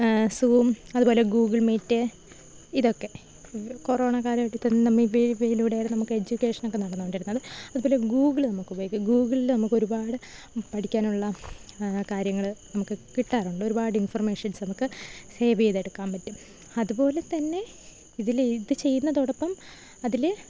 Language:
Malayalam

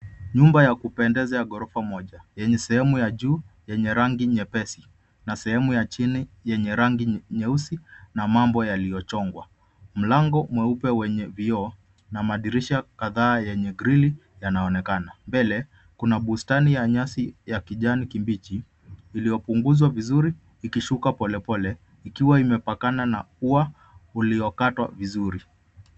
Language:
Swahili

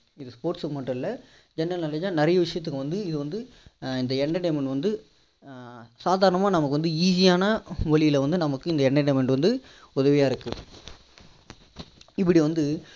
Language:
Tamil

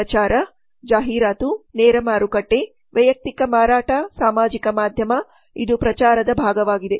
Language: Kannada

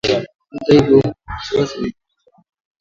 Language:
Swahili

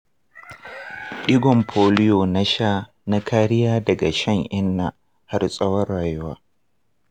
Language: Hausa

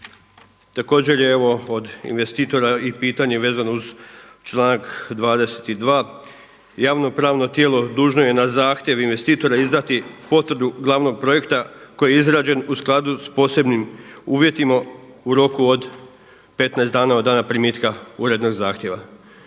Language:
Croatian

